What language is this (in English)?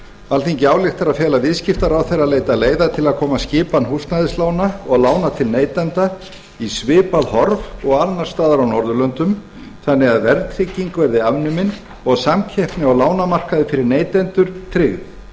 Icelandic